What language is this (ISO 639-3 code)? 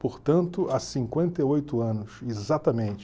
por